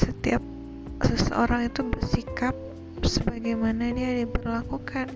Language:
Indonesian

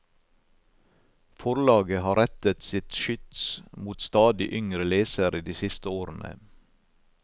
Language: Norwegian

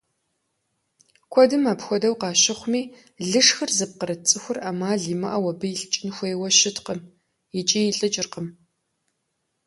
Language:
Kabardian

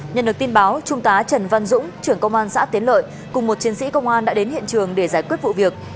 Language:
Vietnamese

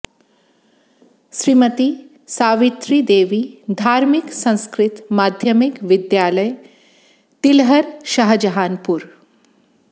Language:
Sanskrit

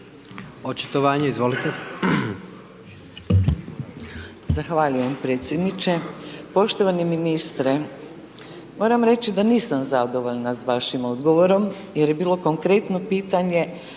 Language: Croatian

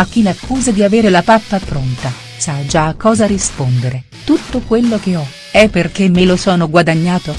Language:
Italian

